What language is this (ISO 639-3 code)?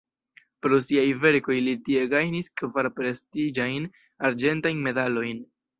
epo